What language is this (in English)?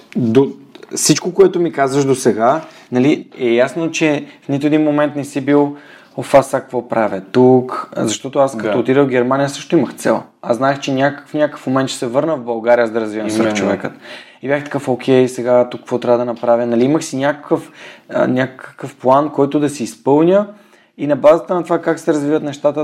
Bulgarian